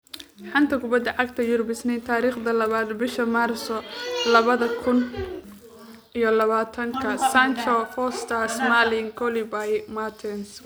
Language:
Somali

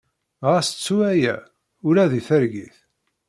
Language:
Kabyle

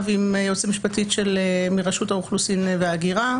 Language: Hebrew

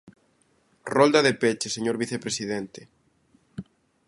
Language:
Galician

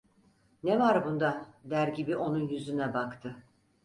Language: Turkish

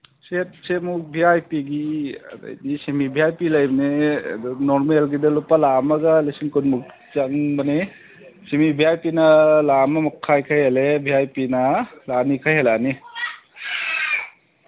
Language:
Manipuri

